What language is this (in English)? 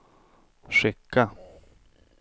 Swedish